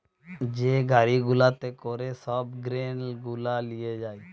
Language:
Bangla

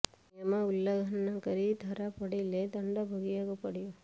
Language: Odia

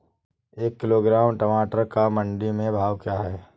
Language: Hindi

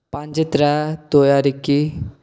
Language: Dogri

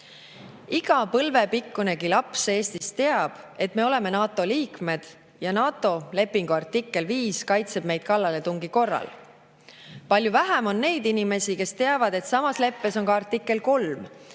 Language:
Estonian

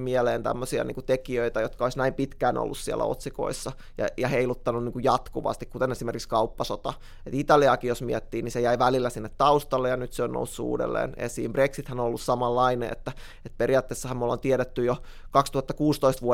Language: Finnish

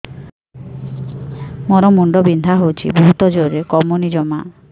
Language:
Odia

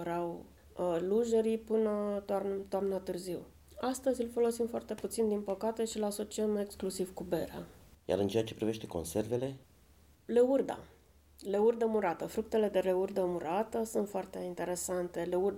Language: Romanian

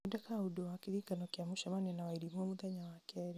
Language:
Kikuyu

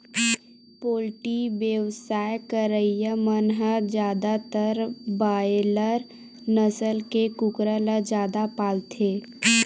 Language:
Chhattisgarhi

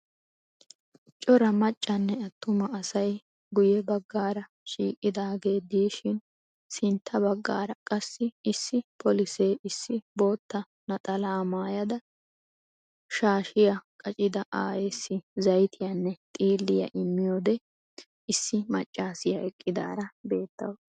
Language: Wolaytta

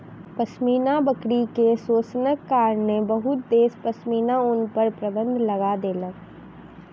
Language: Maithili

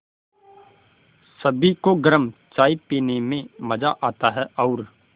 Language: Hindi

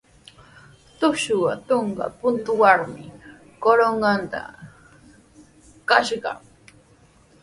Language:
Sihuas Ancash Quechua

